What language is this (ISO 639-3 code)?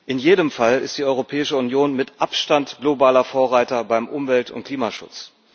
deu